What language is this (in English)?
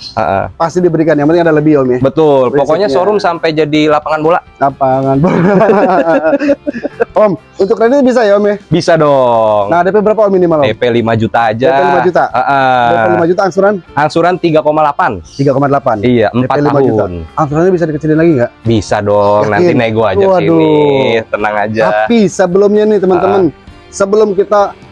Indonesian